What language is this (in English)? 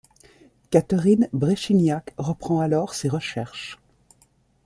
French